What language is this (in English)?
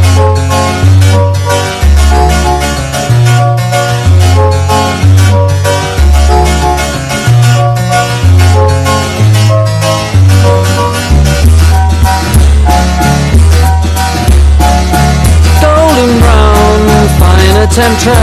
Greek